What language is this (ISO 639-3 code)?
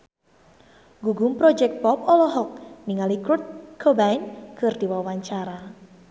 sun